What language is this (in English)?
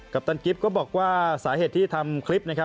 Thai